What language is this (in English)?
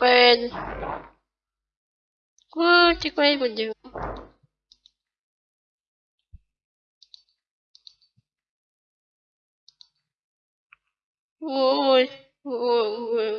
Russian